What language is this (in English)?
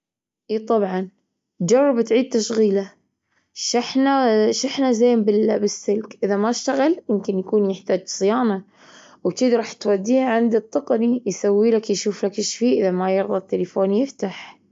Gulf Arabic